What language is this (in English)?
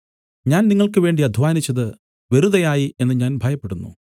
Malayalam